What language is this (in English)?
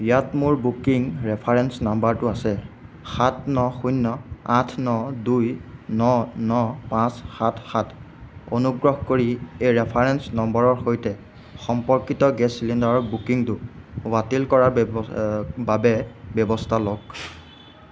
Assamese